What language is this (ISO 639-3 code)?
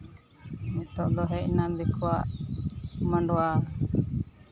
sat